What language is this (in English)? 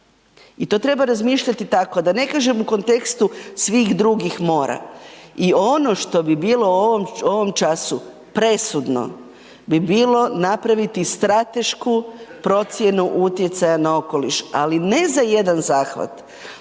Croatian